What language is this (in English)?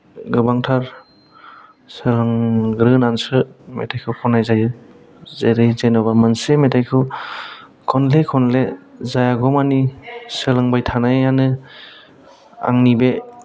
Bodo